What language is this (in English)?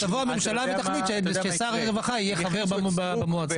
Hebrew